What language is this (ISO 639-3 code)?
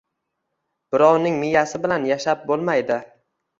uzb